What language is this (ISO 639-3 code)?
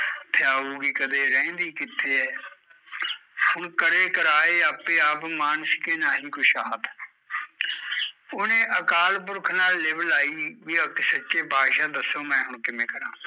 pan